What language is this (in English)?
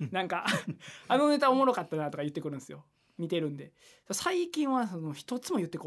Japanese